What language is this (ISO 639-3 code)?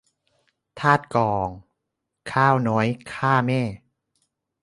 tha